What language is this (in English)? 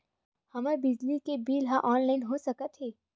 Chhattisgarhi